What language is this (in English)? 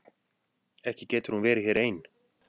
Icelandic